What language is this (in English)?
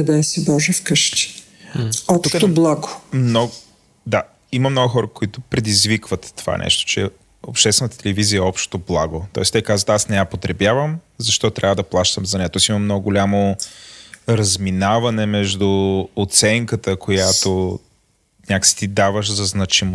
Bulgarian